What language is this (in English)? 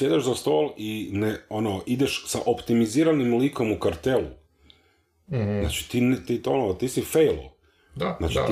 Croatian